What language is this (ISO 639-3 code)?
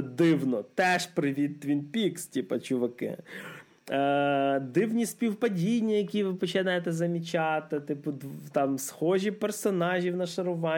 ukr